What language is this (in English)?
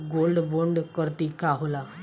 Bhojpuri